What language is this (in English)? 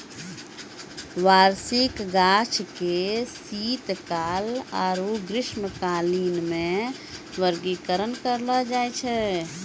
Maithili